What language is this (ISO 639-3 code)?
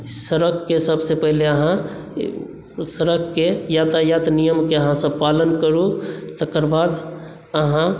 mai